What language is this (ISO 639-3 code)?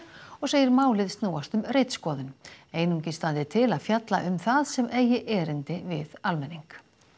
isl